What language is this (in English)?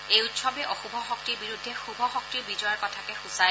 Assamese